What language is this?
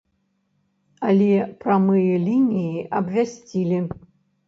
Belarusian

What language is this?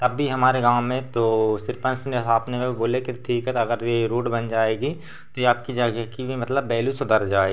Hindi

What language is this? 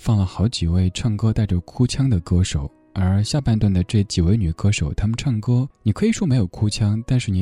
Chinese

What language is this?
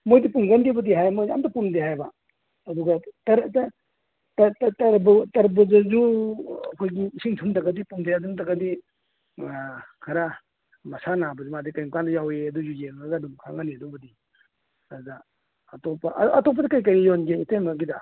Manipuri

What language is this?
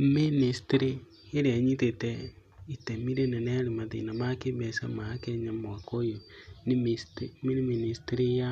Kikuyu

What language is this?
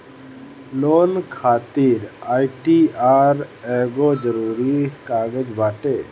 Bhojpuri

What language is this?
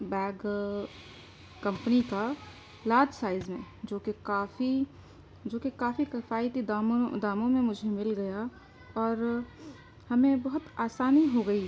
Urdu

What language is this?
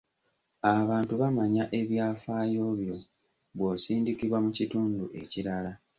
Ganda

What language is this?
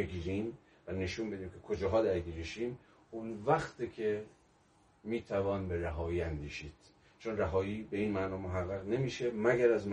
Persian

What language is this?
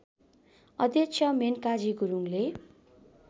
Nepali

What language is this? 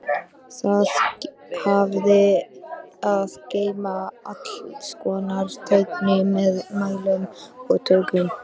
Icelandic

